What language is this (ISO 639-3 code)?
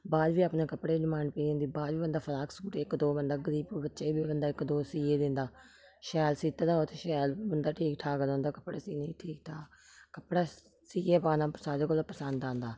doi